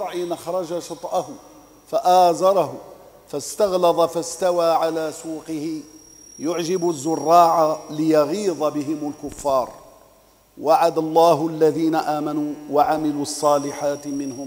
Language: Arabic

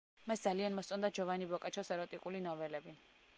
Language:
Georgian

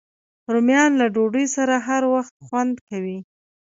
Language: Pashto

